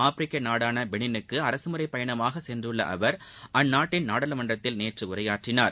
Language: Tamil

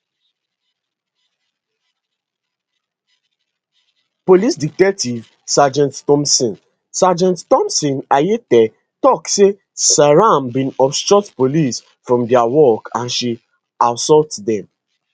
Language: Nigerian Pidgin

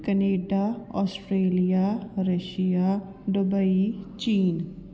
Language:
Punjabi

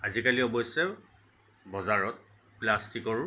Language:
Assamese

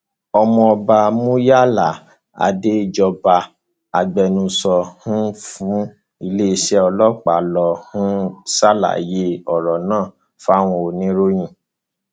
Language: Yoruba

